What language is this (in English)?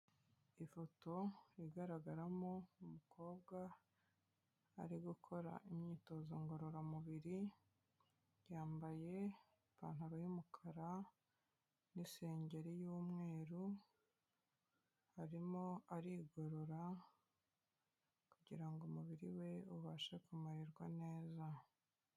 Kinyarwanda